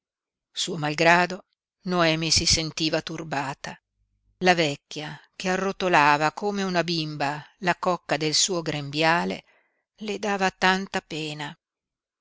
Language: Italian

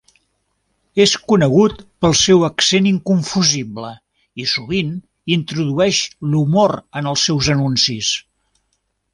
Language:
Catalan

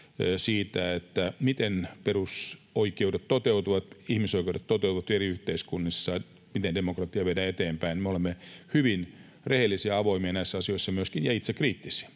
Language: Finnish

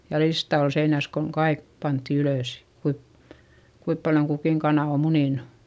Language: Finnish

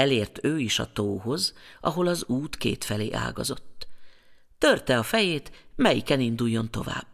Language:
Hungarian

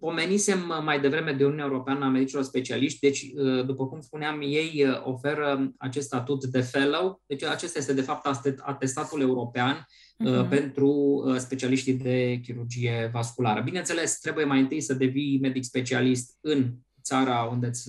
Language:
Romanian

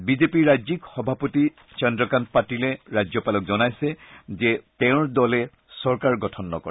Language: Assamese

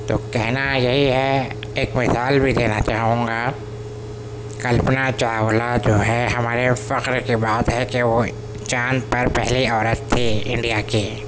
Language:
Urdu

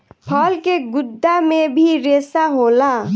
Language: Bhojpuri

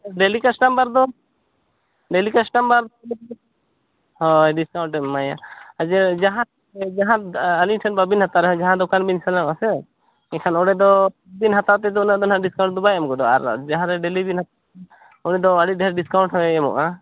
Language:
Santali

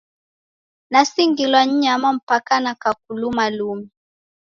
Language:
Taita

